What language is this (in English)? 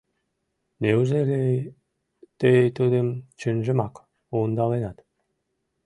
Mari